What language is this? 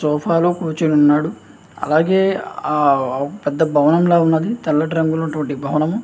Telugu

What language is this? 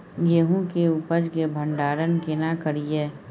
Maithili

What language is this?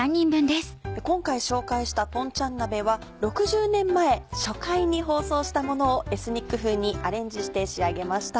Japanese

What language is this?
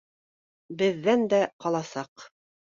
Bashkir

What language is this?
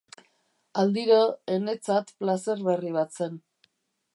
Basque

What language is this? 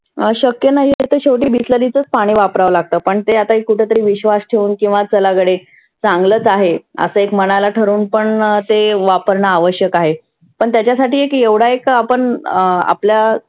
Marathi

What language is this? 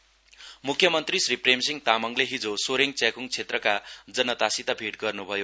Nepali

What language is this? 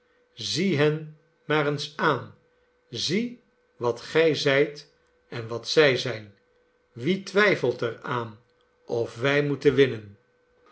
Dutch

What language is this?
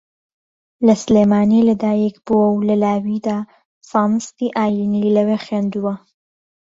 Central Kurdish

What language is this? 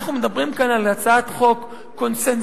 Hebrew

